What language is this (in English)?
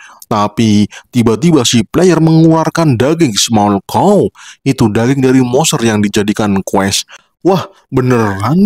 Indonesian